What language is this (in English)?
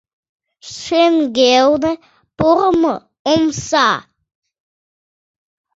Mari